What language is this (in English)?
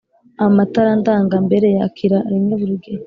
Kinyarwanda